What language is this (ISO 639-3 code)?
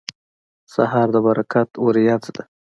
pus